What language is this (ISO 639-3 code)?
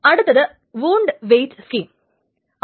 mal